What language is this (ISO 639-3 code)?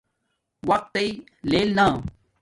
dmk